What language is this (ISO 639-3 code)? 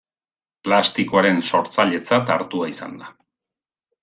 eus